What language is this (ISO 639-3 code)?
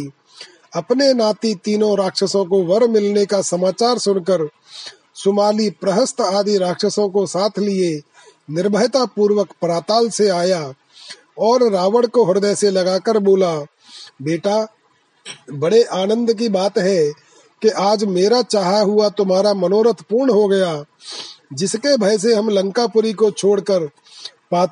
hin